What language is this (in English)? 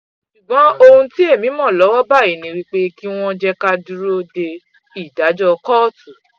Yoruba